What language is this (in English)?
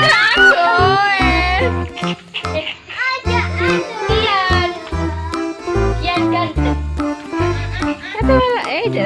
Indonesian